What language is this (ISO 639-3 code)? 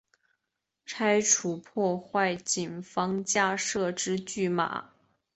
zho